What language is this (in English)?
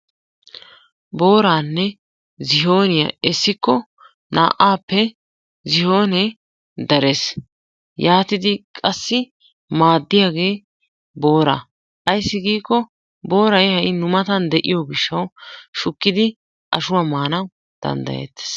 Wolaytta